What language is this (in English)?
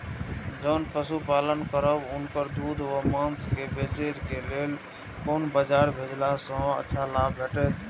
Maithili